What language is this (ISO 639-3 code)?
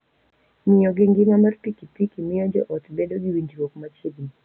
luo